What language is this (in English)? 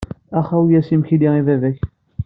Kabyle